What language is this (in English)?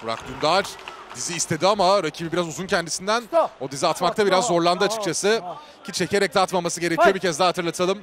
Turkish